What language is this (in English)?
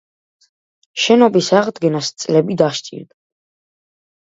Georgian